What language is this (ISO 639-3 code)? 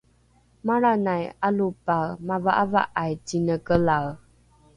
dru